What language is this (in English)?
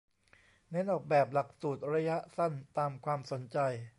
Thai